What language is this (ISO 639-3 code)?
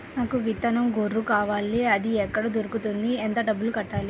tel